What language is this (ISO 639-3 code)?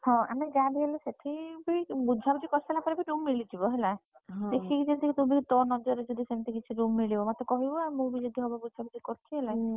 ori